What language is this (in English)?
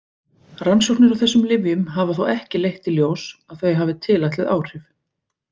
Icelandic